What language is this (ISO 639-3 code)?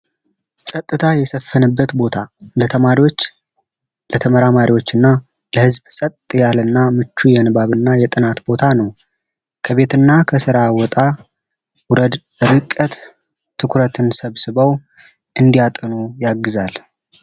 amh